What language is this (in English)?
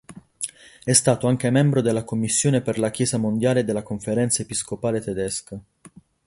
Italian